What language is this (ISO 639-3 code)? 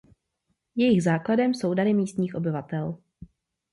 ces